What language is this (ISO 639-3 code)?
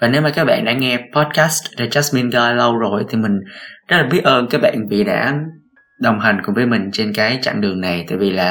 vie